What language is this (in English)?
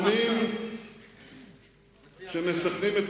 Hebrew